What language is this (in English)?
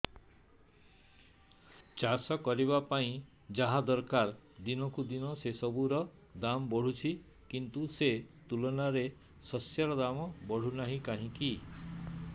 Odia